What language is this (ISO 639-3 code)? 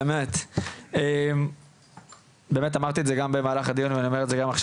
heb